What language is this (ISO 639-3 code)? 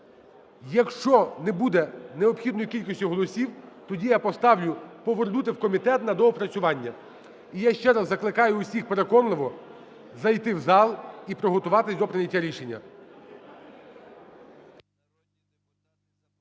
ukr